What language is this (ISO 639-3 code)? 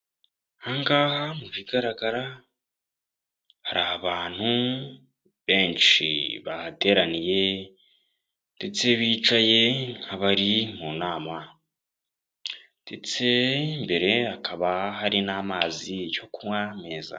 kin